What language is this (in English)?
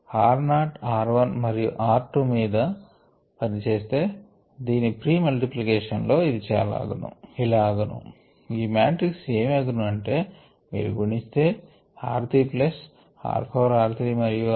Telugu